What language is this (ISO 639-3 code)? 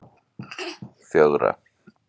isl